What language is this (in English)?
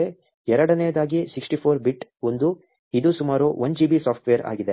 Kannada